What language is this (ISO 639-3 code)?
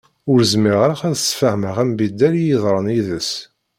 kab